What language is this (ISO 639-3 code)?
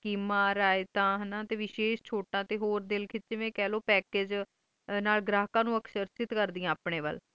pan